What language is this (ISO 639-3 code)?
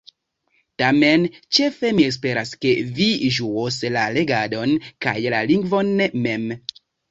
epo